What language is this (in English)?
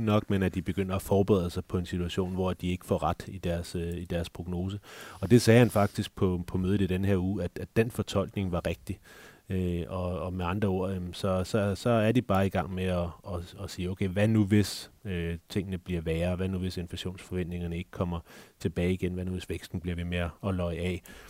Danish